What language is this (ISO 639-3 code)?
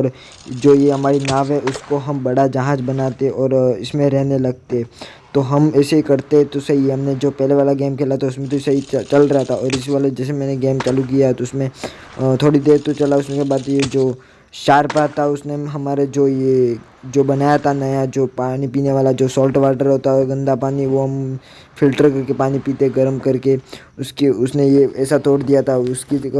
hin